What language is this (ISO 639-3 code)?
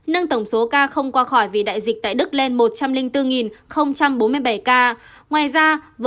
vie